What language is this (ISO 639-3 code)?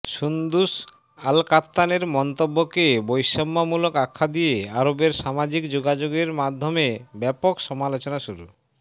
ben